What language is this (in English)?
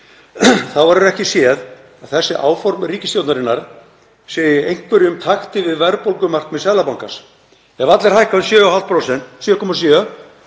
Icelandic